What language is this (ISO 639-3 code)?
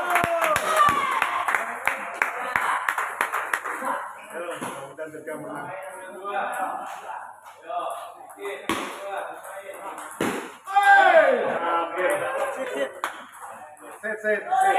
ind